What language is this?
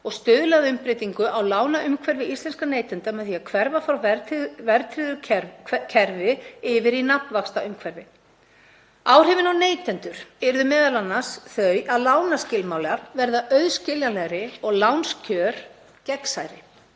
Icelandic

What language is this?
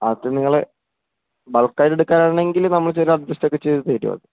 Malayalam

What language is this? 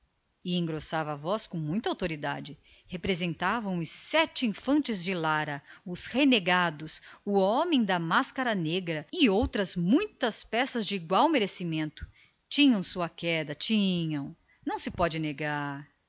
Portuguese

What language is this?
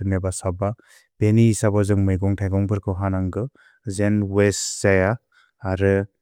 Bodo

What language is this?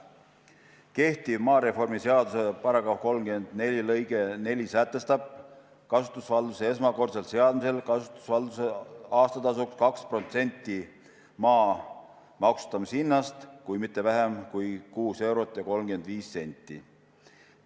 Estonian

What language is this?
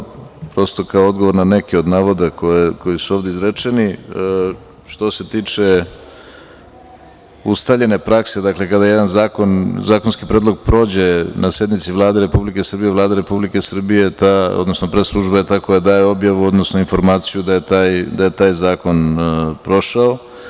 Serbian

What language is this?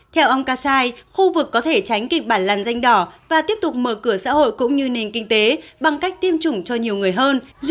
Vietnamese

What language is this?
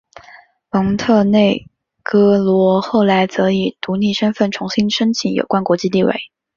Chinese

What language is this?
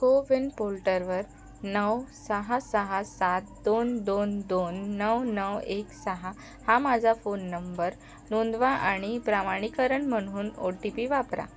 Marathi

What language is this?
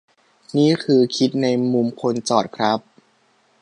Thai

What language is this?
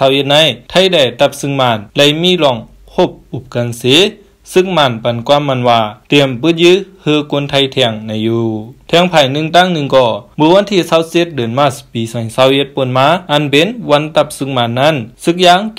Thai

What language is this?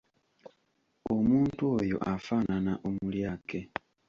Ganda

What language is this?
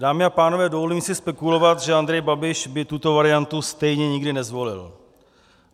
Czech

